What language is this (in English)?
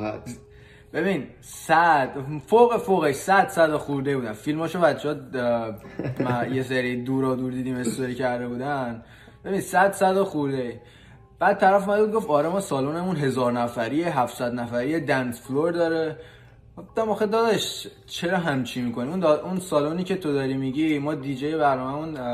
Persian